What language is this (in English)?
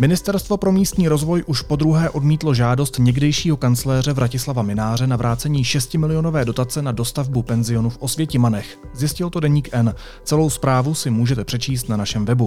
Czech